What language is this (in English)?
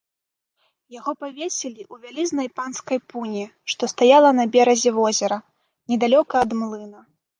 Belarusian